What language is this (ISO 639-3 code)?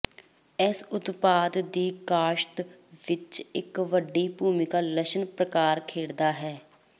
pan